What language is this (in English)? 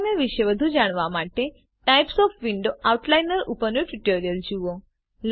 Gujarati